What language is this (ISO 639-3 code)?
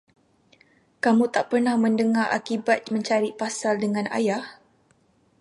msa